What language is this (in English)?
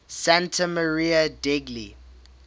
English